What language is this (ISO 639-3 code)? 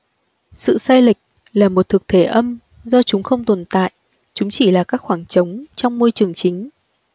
vie